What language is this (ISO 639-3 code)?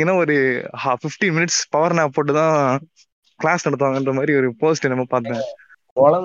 tam